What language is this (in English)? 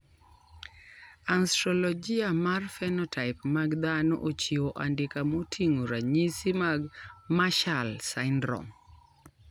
Luo (Kenya and Tanzania)